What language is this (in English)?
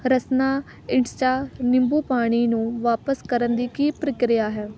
Punjabi